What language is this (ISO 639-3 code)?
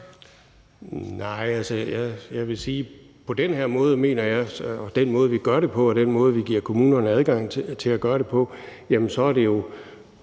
dan